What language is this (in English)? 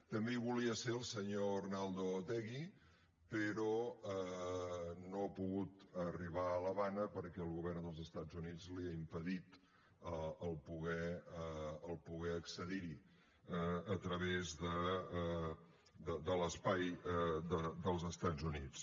Catalan